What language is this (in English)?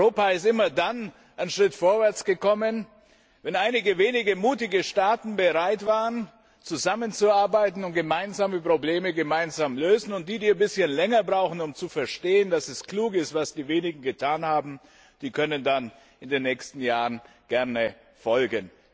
German